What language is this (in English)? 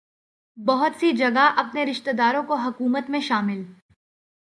Urdu